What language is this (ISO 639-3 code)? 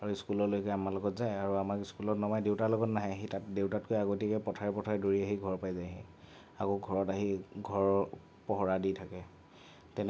asm